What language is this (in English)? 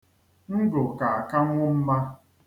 Igbo